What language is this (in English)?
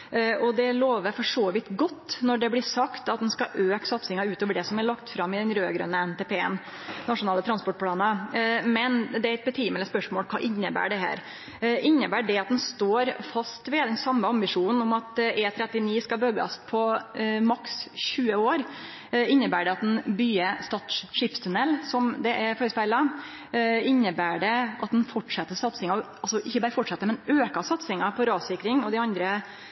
Norwegian Nynorsk